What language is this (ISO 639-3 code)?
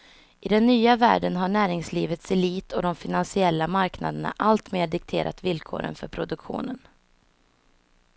swe